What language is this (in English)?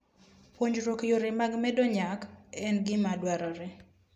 Luo (Kenya and Tanzania)